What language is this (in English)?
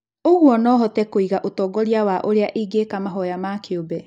Kikuyu